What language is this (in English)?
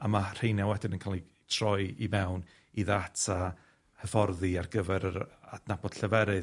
Welsh